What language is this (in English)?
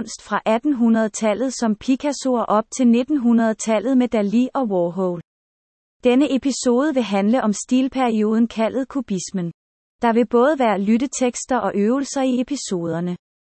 Danish